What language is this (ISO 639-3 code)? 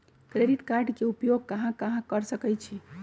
mag